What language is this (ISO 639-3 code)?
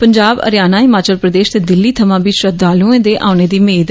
doi